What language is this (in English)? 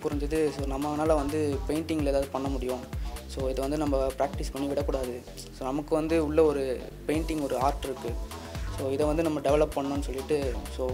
Korean